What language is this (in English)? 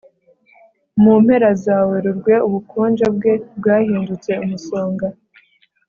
Kinyarwanda